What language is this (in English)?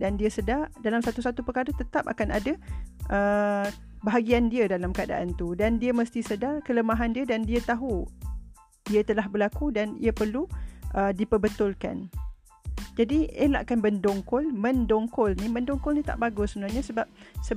Malay